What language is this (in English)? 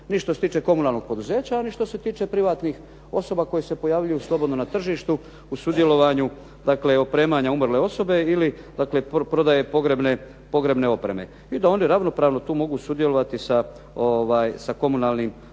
Croatian